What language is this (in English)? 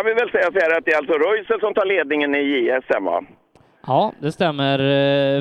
Swedish